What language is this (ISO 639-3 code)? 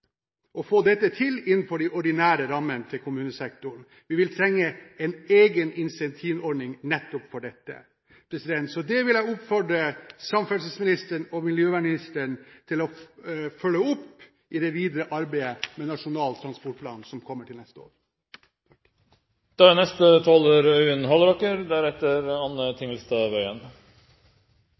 nob